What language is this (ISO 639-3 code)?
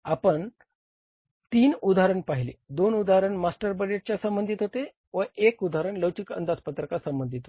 mar